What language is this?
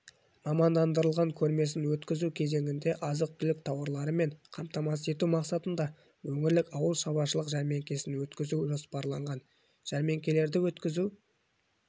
Kazakh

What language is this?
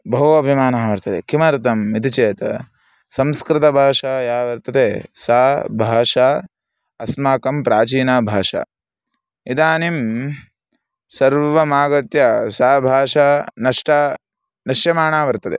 Sanskrit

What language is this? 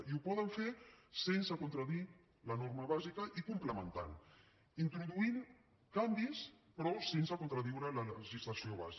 Catalan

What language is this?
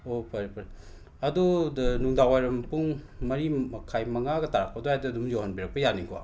Manipuri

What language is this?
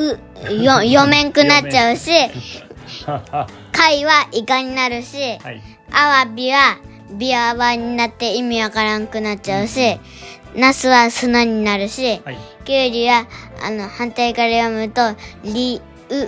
Japanese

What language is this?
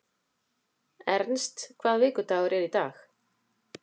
Icelandic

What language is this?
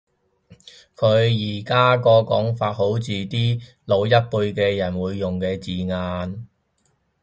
Cantonese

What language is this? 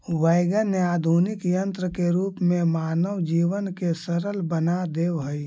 Magahi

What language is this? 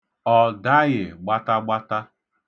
Igbo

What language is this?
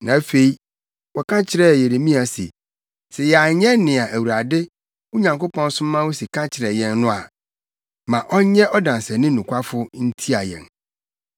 Akan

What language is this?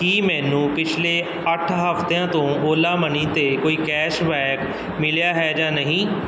Punjabi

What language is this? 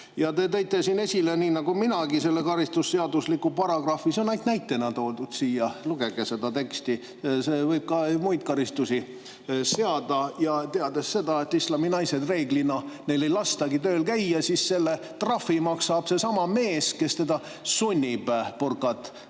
Estonian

